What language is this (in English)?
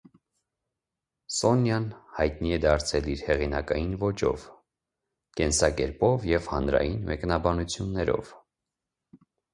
Armenian